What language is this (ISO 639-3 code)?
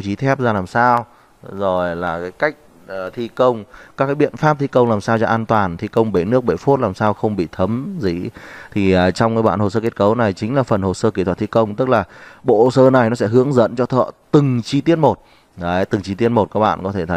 vie